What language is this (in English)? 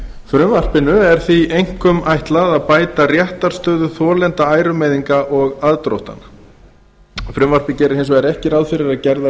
Icelandic